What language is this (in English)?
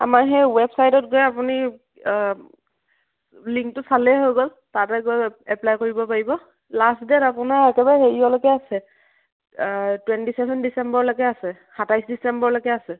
Assamese